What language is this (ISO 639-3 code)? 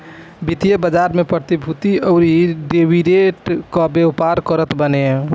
bho